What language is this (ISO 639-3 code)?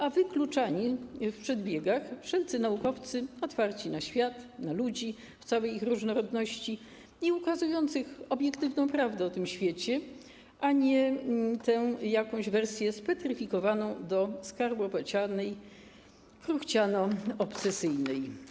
pol